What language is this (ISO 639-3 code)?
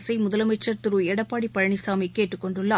tam